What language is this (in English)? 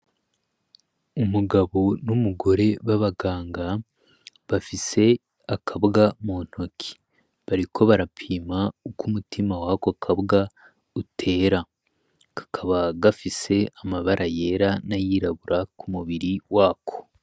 Rundi